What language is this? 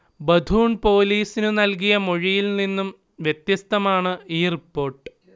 Malayalam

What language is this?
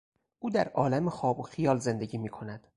Persian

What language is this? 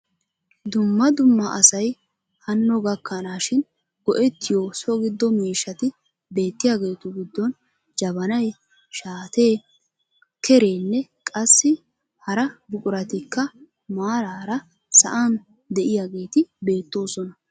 Wolaytta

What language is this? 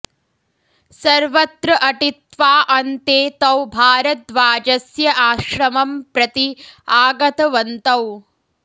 Sanskrit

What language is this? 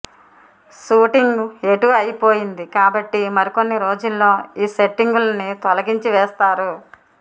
Telugu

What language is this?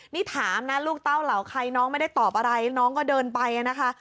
Thai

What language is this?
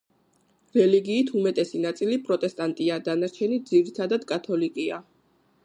Georgian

